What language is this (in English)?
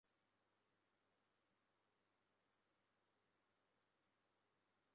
Chinese